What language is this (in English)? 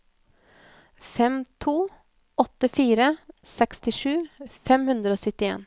Norwegian